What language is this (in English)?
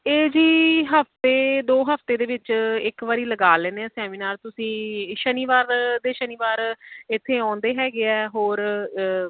Punjabi